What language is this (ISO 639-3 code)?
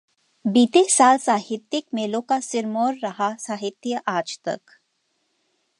hin